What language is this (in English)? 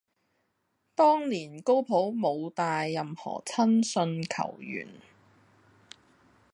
Cantonese